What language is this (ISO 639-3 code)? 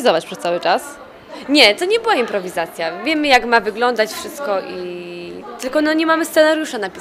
pol